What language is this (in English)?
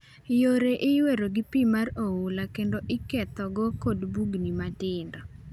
Luo (Kenya and Tanzania)